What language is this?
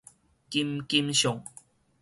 Min Nan Chinese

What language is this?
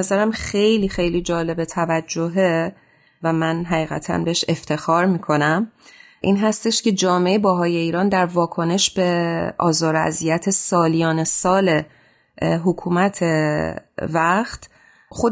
Persian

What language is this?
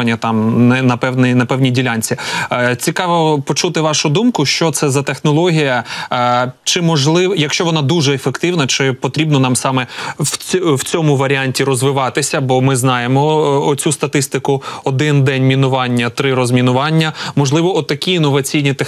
Ukrainian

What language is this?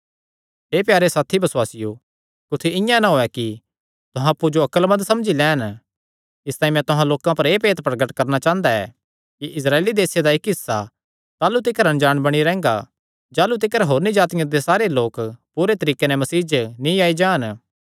Kangri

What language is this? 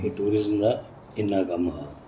Dogri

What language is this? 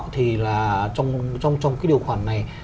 Vietnamese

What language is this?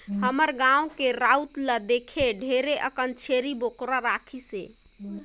Chhattisgarhi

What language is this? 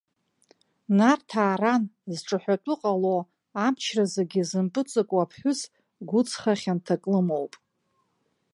Abkhazian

